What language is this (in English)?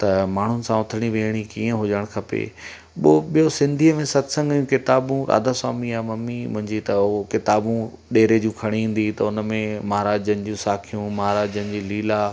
Sindhi